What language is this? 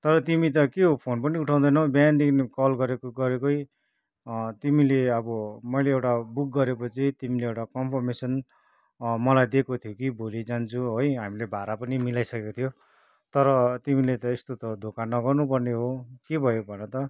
Nepali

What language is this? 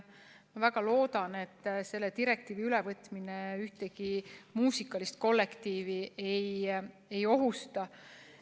Estonian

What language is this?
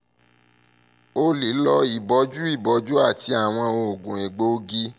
Yoruba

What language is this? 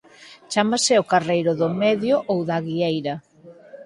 Galician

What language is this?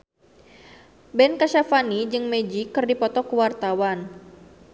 Sundanese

